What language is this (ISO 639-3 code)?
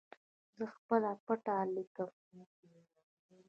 pus